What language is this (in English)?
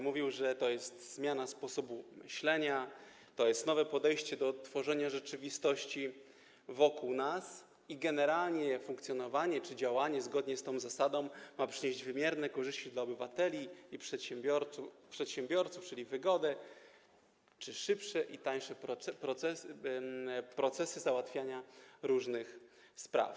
Polish